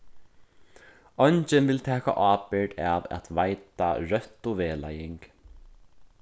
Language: Faroese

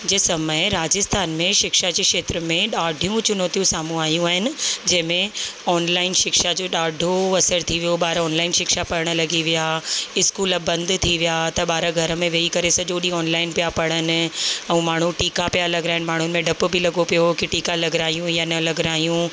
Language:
Sindhi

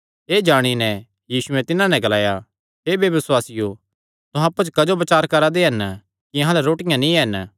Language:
Kangri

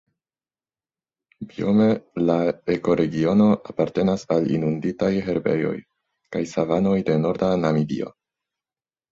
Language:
Esperanto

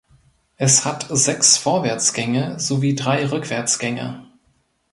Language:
German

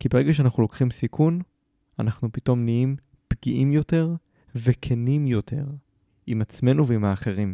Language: Hebrew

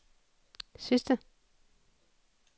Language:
Danish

